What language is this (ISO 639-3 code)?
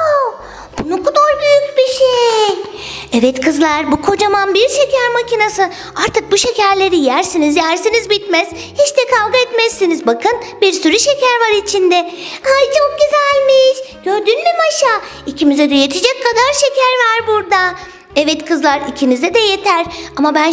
tur